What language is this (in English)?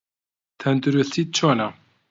Central Kurdish